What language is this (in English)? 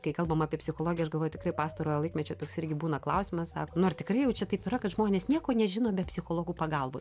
Lithuanian